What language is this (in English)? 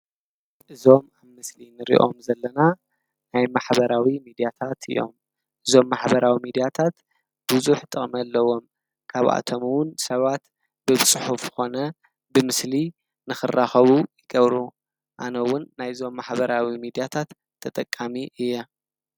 Tigrinya